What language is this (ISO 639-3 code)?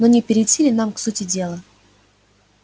rus